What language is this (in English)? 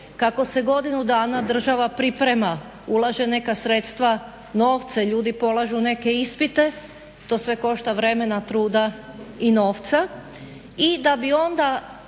Croatian